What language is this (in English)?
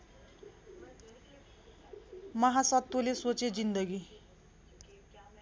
Nepali